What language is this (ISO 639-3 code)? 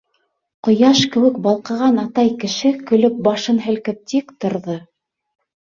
bak